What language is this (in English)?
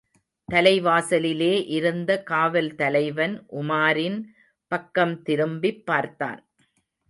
Tamil